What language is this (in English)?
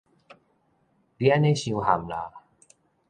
Min Nan Chinese